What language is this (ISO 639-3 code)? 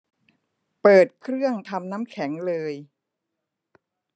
tha